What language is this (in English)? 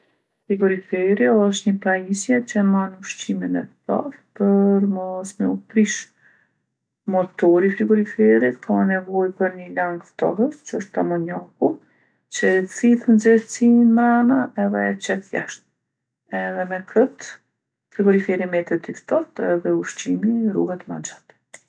Gheg Albanian